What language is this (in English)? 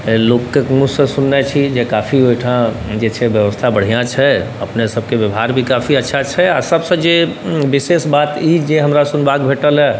Maithili